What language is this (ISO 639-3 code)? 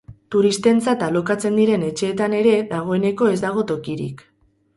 eus